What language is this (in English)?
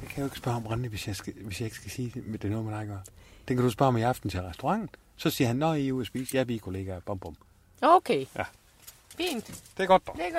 Danish